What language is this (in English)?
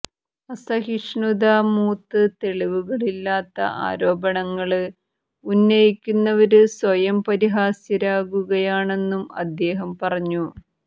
Malayalam